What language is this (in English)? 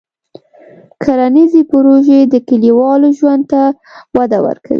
Pashto